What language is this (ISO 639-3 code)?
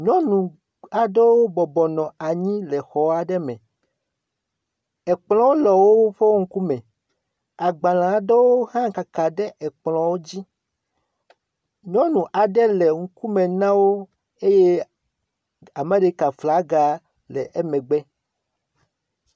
ewe